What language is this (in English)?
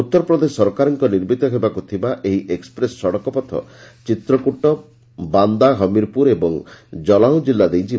Odia